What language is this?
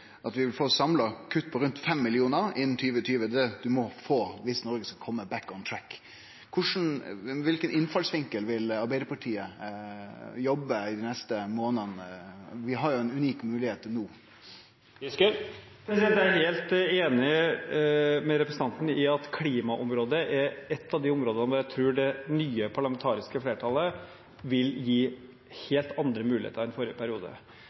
Norwegian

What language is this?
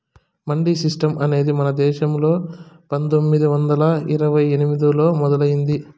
Telugu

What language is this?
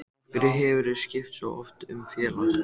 Icelandic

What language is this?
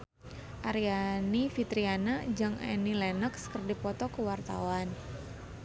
Sundanese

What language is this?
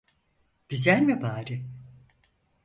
Turkish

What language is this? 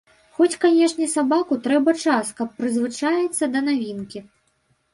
Belarusian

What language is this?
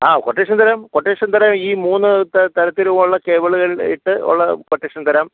Malayalam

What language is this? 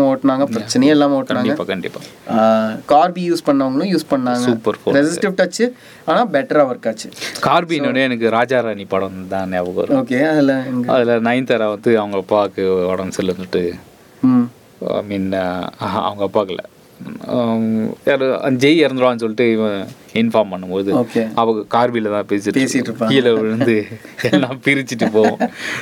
Tamil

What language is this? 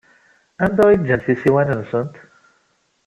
Kabyle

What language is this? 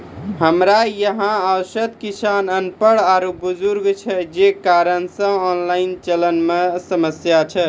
Maithili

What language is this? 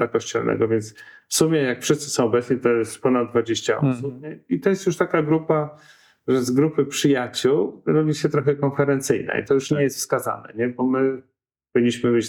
Polish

